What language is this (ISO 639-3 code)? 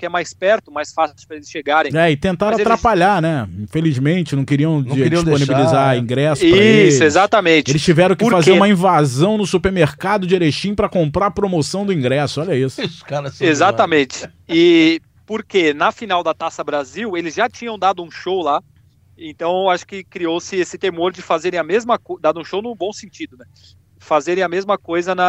por